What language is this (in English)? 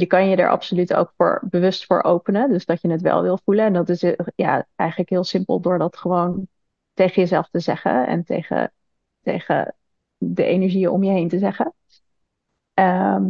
Dutch